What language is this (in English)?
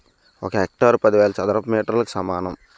Telugu